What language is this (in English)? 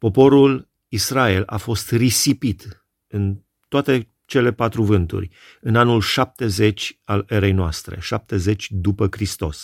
Romanian